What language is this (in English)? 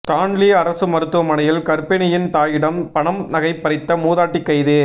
Tamil